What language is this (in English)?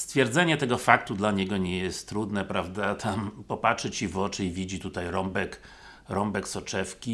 Polish